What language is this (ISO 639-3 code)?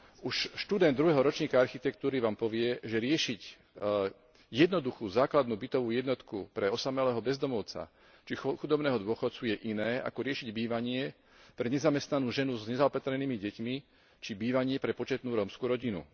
slk